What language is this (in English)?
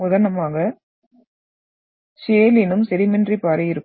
Tamil